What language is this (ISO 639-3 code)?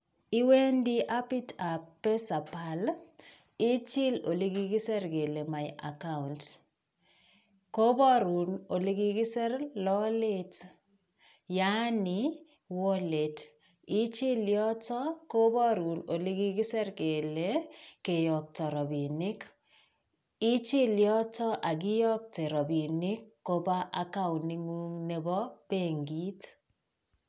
kln